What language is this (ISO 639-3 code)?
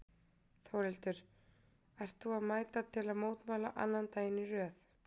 isl